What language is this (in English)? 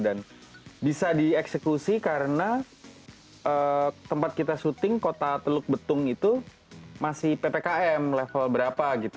Indonesian